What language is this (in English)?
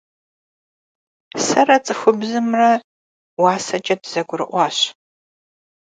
Kabardian